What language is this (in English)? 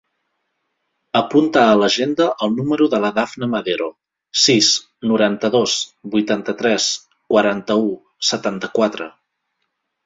Catalan